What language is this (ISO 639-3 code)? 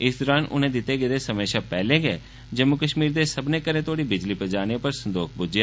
doi